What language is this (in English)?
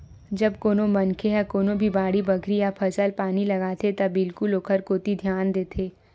Chhattisgarhi